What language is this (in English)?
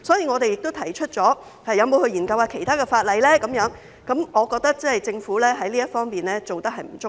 Cantonese